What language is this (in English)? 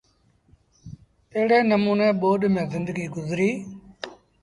Sindhi Bhil